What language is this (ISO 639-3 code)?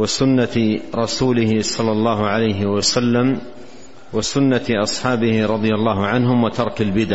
ara